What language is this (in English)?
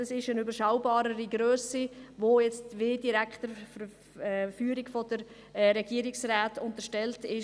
Swiss German